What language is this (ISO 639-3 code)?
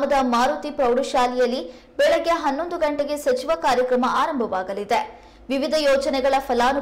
hin